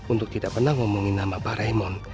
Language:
Indonesian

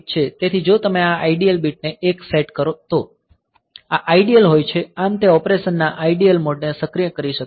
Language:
Gujarati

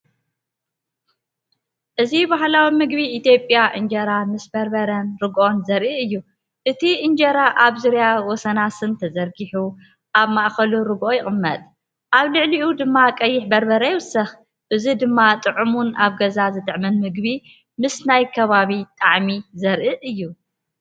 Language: Tigrinya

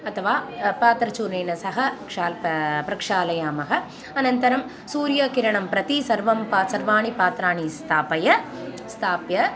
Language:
Sanskrit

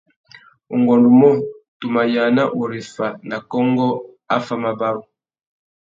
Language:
Tuki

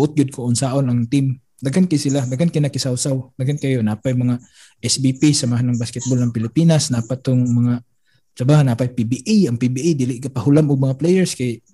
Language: Filipino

